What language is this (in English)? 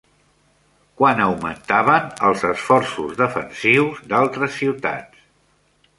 Catalan